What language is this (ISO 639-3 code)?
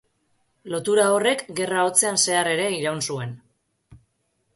eus